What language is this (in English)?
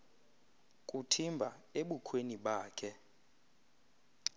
Xhosa